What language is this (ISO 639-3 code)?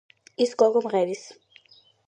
kat